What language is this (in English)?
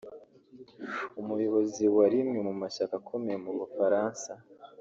Kinyarwanda